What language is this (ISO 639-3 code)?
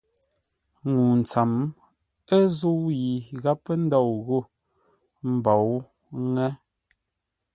nla